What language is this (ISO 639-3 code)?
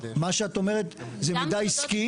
heb